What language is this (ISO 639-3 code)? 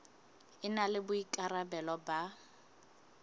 sot